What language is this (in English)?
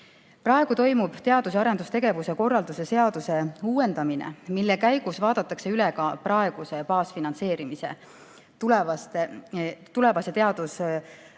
Estonian